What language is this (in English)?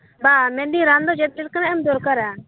Santali